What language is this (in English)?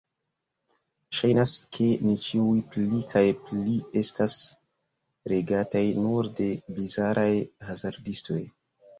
Esperanto